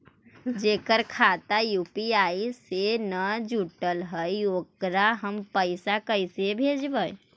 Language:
Magahi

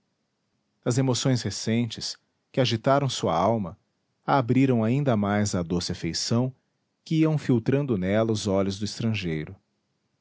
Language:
Portuguese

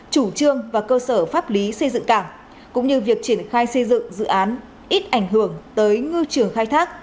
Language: Vietnamese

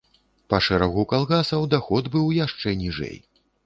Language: Belarusian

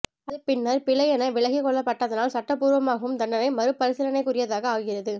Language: Tamil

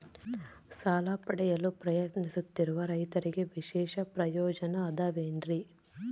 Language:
Kannada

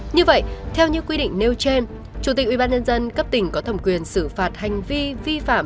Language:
Vietnamese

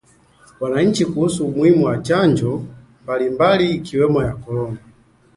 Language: Swahili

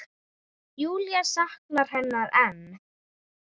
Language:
Icelandic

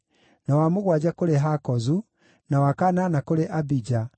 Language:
Kikuyu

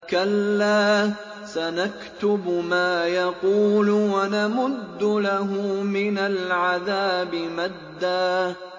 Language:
Arabic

